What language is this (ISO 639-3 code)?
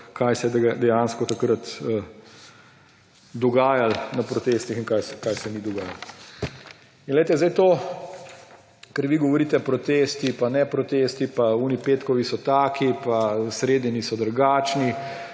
slv